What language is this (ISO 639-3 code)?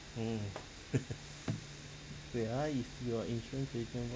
eng